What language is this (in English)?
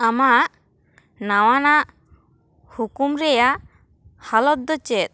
Santali